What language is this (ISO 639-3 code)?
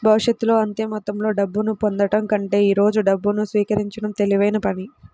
tel